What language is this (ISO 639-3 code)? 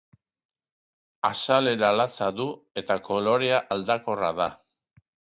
eus